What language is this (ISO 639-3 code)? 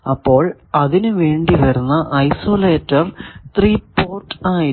mal